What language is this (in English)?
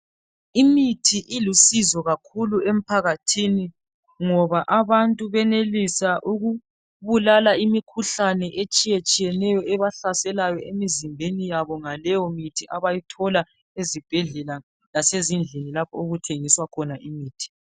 North Ndebele